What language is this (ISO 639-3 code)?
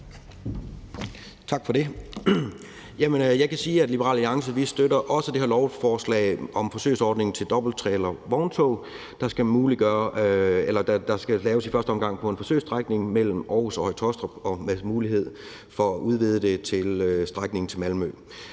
dan